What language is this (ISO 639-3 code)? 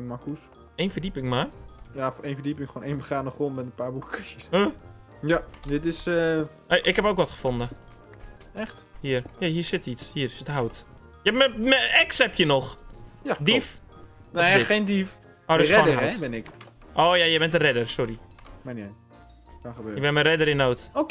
nld